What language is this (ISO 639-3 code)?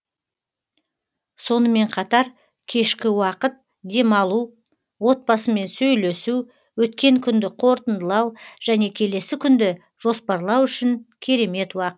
kaz